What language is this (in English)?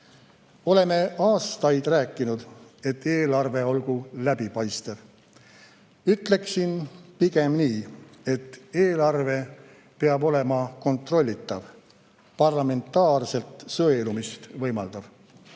Estonian